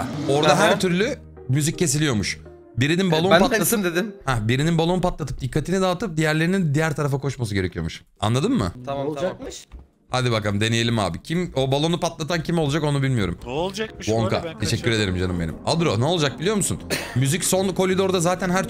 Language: Turkish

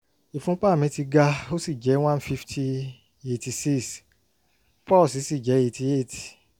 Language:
Yoruba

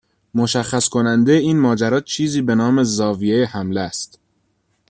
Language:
Persian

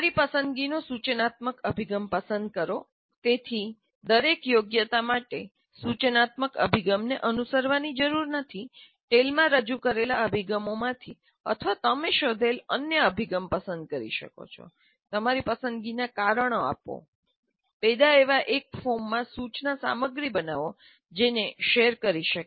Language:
Gujarati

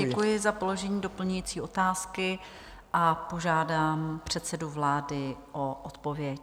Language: Czech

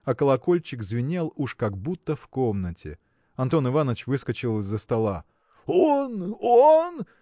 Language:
Russian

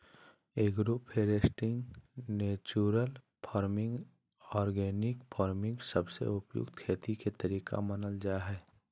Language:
Magahi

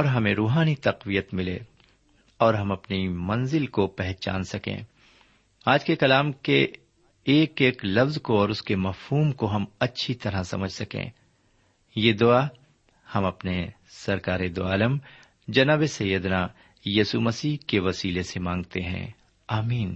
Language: Urdu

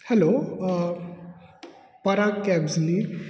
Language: Konkani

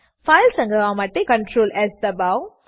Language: Gujarati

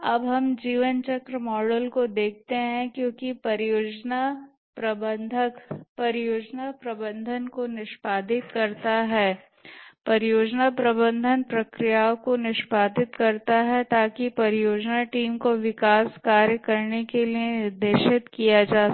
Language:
Hindi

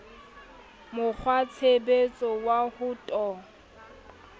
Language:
Southern Sotho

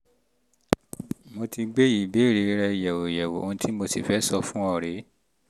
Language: Yoruba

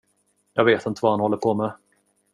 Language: Swedish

